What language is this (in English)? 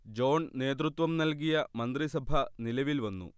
Malayalam